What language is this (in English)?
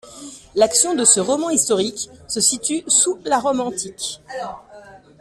French